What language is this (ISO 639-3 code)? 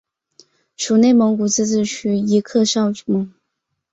zho